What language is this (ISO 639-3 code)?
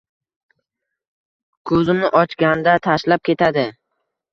uzb